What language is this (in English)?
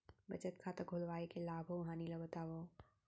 Chhattisgarhi